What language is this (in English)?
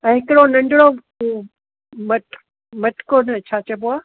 Sindhi